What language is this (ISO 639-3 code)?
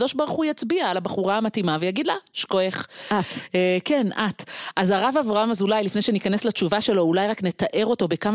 heb